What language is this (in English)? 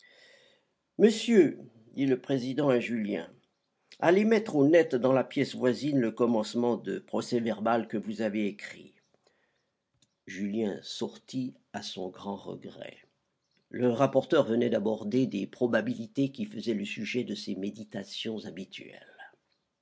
French